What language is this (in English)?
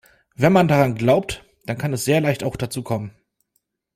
German